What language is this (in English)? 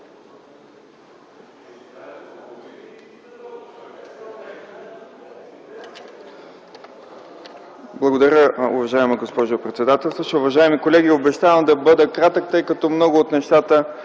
Bulgarian